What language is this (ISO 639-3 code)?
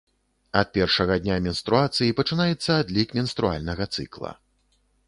bel